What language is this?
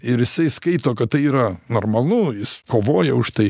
Lithuanian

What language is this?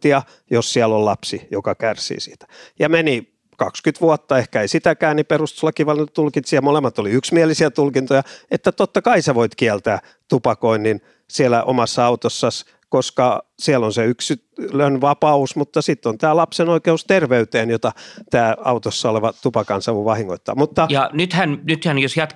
Finnish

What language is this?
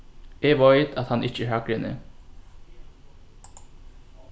Faroese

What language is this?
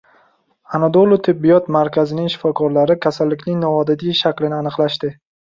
Uzbek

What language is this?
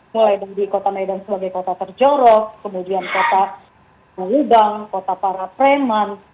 Indonesian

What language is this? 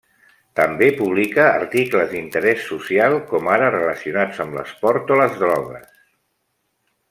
Catalan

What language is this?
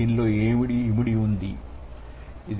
Telugu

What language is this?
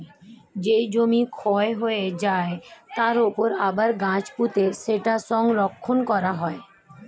Bangla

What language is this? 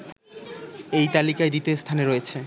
Bangla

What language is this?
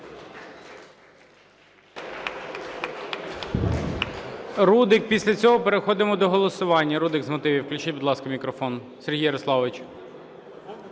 Ukrainian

